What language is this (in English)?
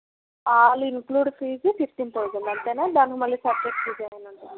Telugu